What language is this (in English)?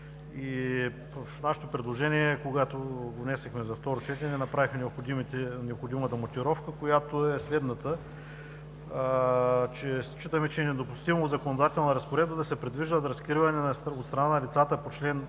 Bulgarian